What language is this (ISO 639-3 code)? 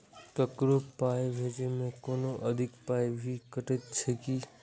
mai